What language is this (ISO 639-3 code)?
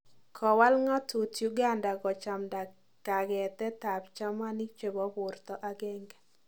kln